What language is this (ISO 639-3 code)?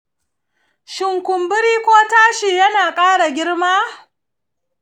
hau